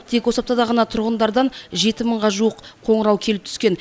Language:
Kazakh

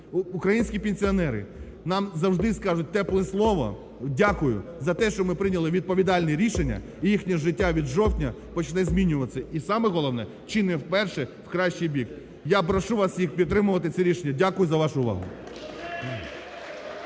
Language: Ukrainian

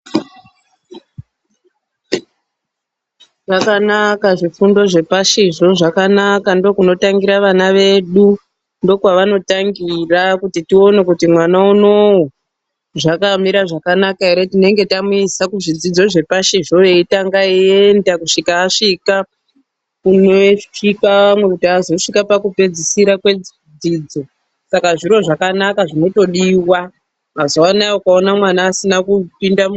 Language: Ndau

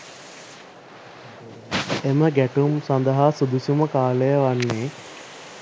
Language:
Sinhala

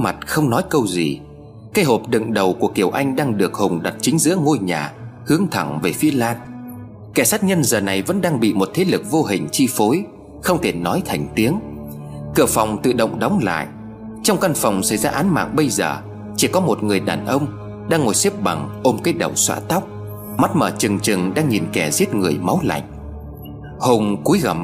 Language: Vietnamese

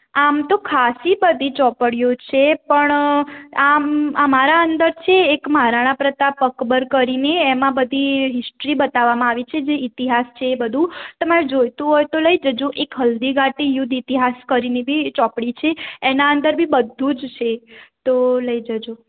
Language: Gujarati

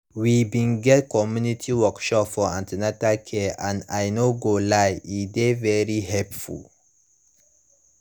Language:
Nigerian Pidgin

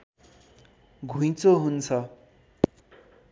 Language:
Nepali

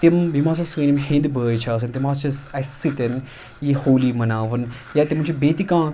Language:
Kashmiri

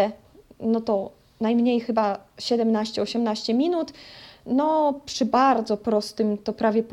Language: Polish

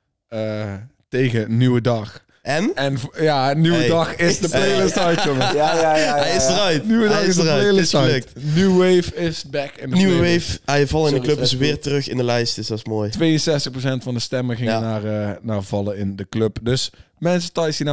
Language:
Dutch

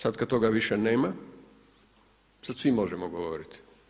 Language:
Croatian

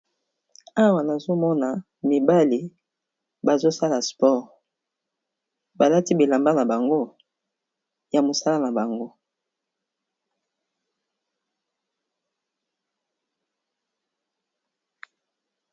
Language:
Lingala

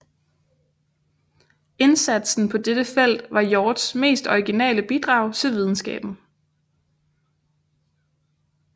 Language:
Danish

